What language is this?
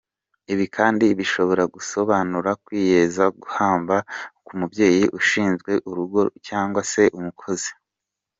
Kinyarwanda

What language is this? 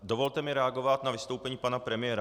Czech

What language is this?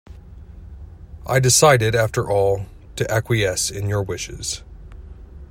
English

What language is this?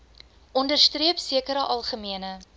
Afrikaans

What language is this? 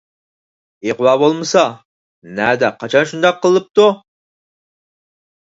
Uyghur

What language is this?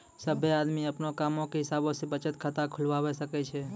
Maithili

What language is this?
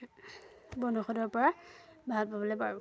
Assamese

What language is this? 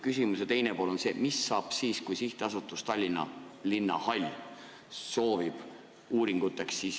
Estonian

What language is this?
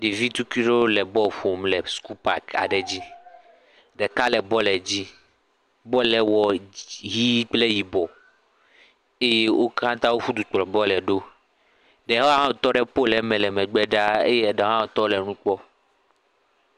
Ewe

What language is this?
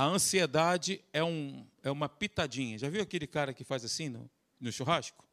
Portuguese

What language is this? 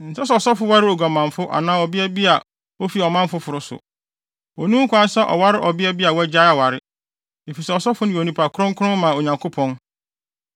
Akan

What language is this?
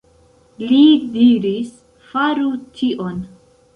Esperanto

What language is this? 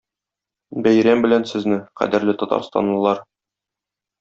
Tatar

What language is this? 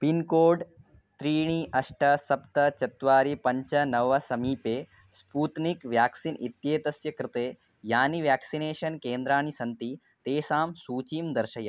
Sanskrit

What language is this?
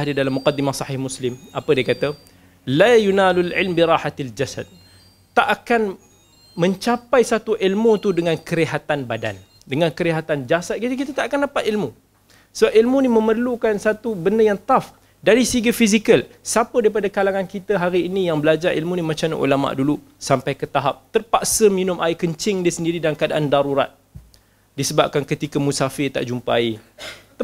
Malay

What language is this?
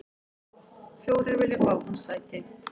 Icelandic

